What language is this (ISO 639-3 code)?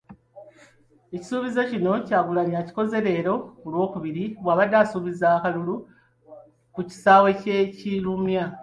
lug